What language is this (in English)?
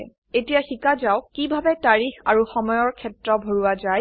Assamese